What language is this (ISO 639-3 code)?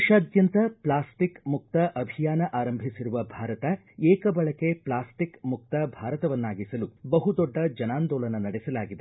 kan